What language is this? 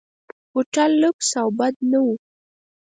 Pashto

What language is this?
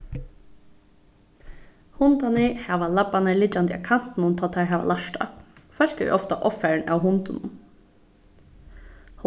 Faroese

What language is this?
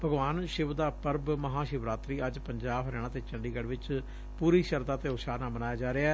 Punjabi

